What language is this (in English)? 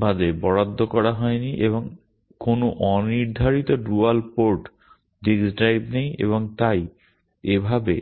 Bangla